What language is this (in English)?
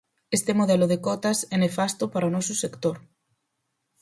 Galician